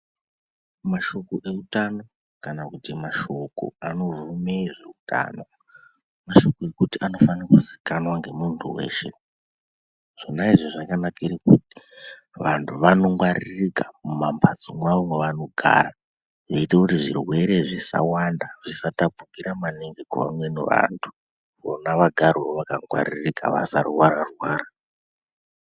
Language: Ndau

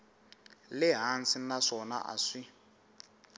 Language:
Tsonga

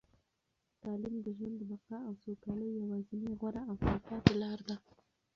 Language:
Pashto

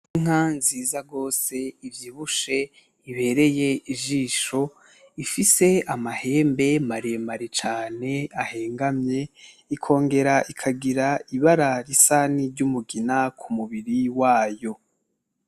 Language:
Rundi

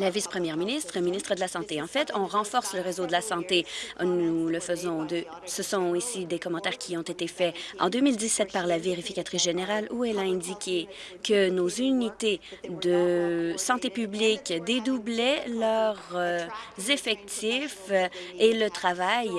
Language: French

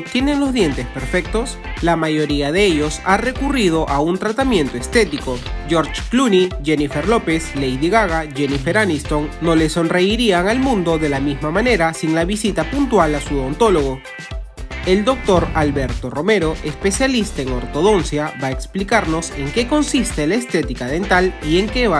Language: Spanish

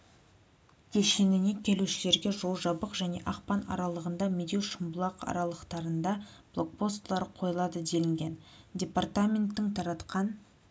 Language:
Kazakh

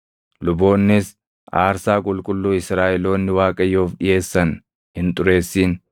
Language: Oromo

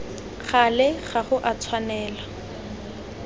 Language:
Tswana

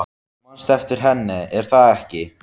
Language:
Icelandic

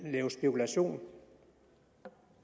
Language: Danish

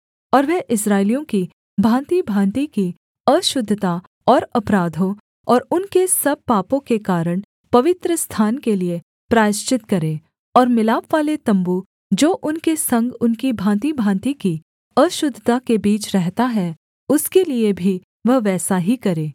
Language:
Hindi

